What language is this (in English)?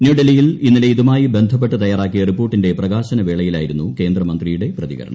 Malayalam